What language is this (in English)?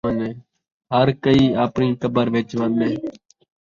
Saraiki